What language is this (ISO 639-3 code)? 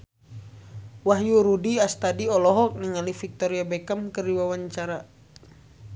sun